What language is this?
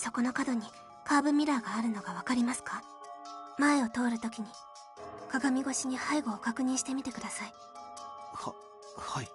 Japanese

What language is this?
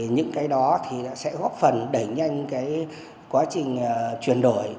Vietnamese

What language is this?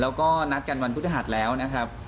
Thai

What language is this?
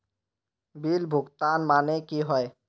Magahi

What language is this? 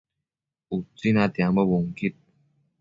Matsés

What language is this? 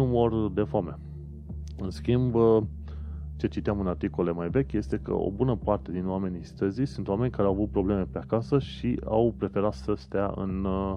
Romanian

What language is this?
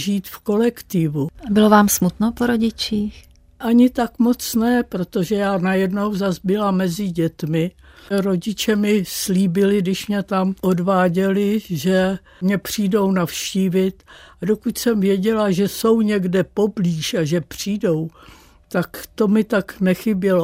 Czech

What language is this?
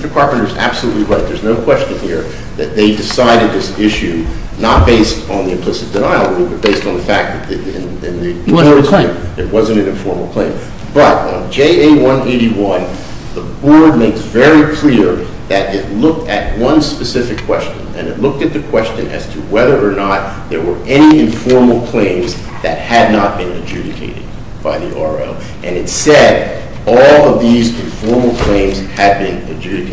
English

